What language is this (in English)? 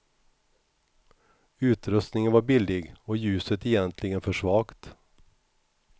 Swedish